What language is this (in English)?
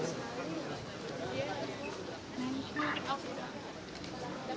Indonesian